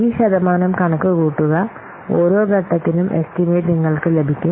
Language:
Malayalam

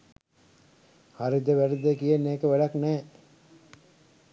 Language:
Sinhala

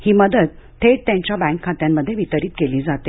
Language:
Marathi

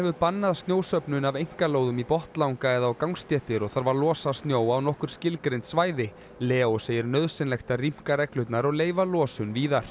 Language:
Icelandic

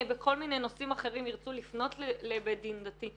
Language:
Hebrew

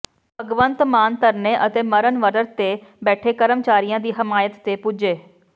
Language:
Punjabi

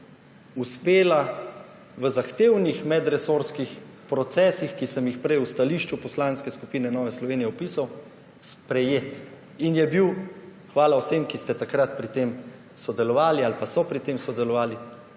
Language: Slovenian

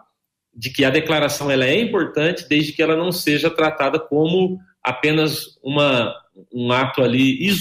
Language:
Portuguese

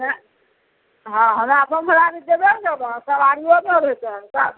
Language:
Maithili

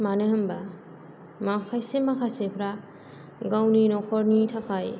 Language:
Bodo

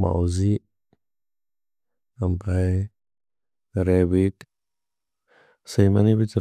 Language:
Bodo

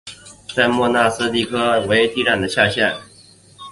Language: Chinese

